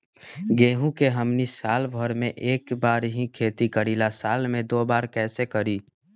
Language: Magahi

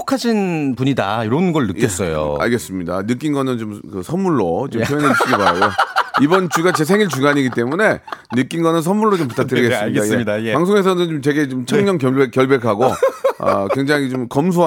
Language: Korean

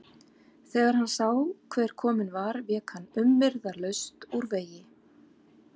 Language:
Icelandic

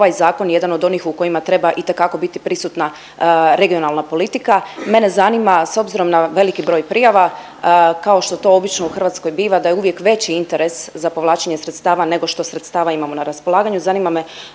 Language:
Croatian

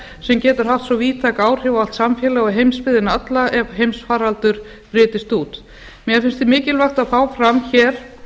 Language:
Icelandic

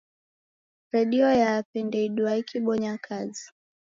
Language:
Taita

